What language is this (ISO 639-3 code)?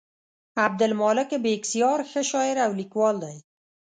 pus